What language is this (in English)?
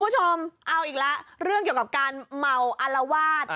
Thai